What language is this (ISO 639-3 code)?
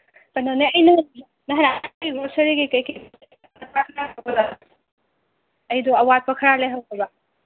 mni